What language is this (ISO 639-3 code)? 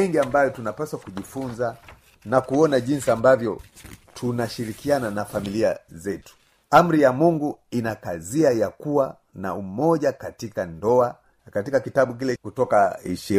swa